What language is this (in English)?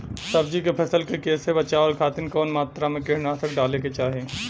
Bhojpuri